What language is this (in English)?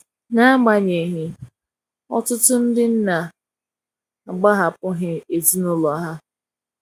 Igbo